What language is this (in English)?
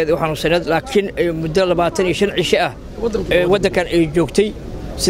Arabic